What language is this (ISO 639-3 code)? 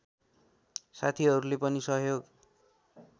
nep